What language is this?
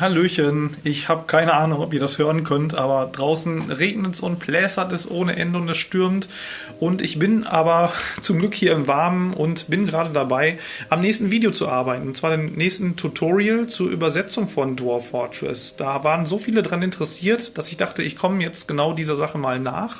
German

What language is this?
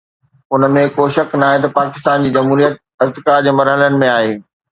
Sindhi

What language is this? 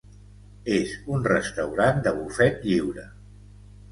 Catalan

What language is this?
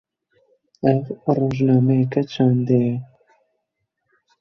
Kurdish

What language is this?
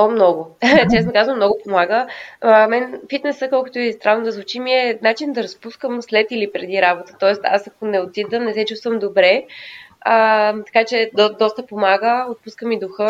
Bulgarian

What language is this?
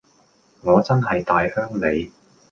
Cantonese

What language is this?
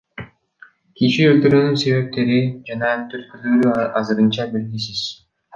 Kyrgyz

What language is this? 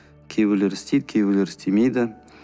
Kazakh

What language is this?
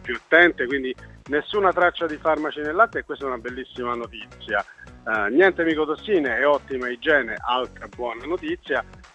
Italian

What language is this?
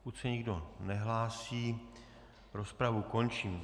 Czech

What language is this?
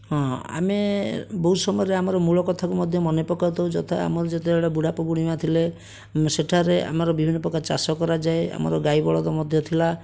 Odia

